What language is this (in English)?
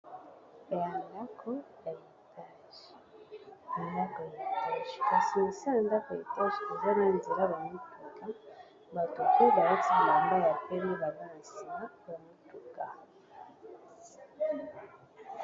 Lingala